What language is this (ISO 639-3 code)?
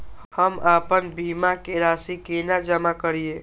mai